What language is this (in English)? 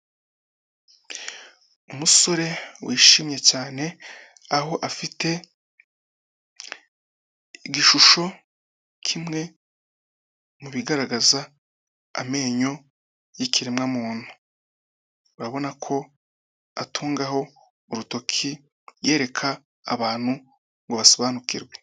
Kinyarwanda